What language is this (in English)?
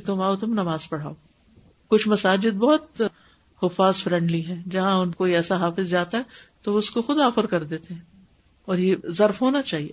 Urdu